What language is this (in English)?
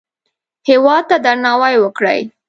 Pashto